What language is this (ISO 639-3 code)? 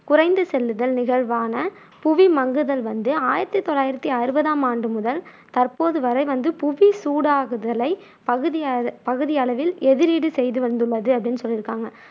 tam